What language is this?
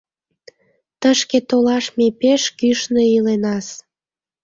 Mari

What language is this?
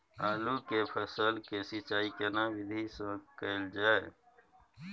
Maithili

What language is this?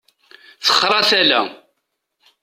Kabyle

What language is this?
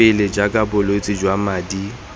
Tswana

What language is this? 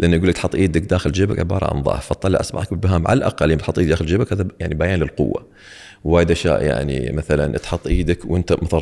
Arabic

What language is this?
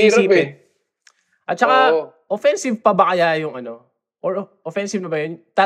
Filipino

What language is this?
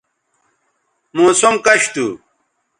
Bateri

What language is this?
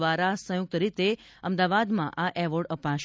Gujarati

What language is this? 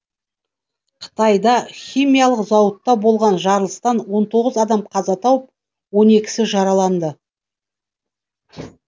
Kazakh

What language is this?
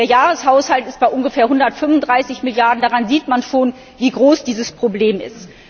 German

